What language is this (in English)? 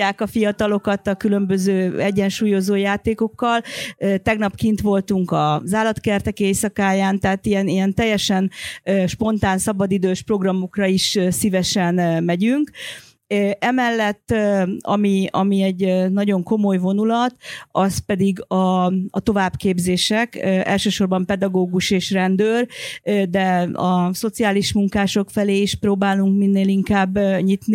Hungarian